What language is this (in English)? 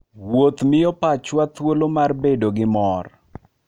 Luo (Kenya and Tanzania)